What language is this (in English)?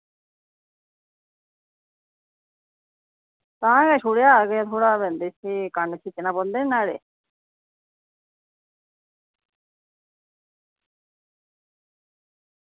Dogri